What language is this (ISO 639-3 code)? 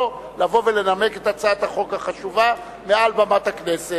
heb